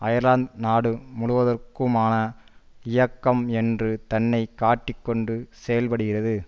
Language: Tamil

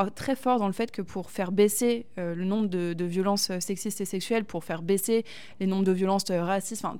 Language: French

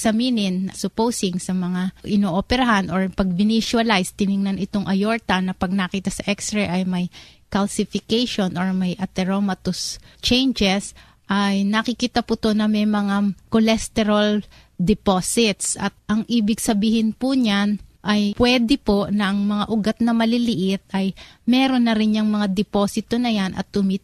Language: Filipino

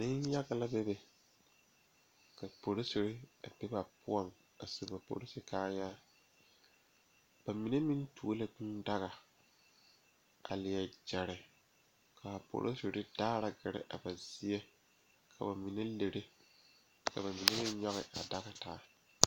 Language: Southern Dagaare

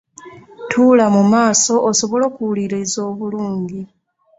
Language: Ganda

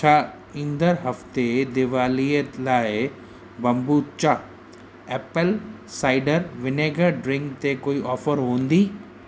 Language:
Sindhi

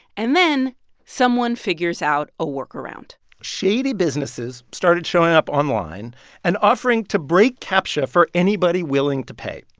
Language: English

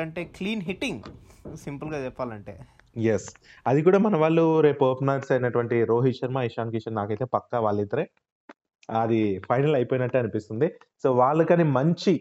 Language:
Telugu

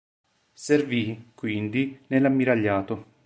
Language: Italian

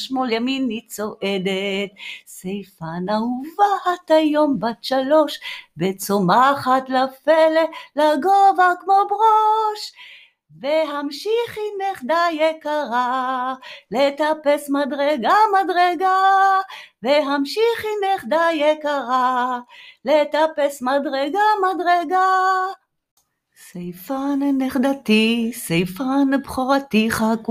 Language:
Hebrew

